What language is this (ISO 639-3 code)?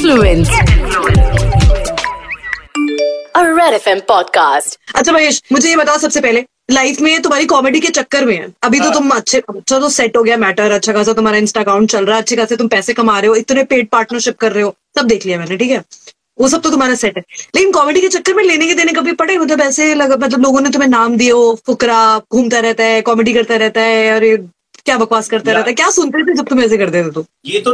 hin